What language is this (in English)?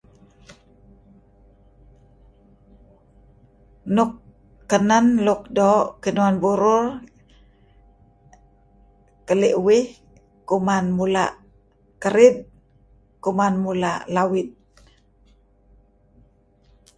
Kelabit